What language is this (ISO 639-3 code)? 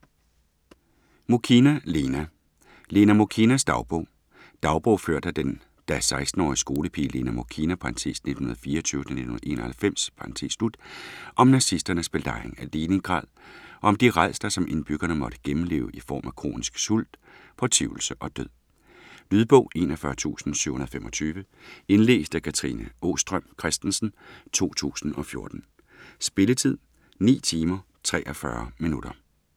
dan